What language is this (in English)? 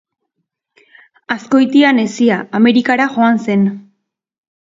Basque